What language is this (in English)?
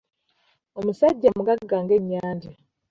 Ganda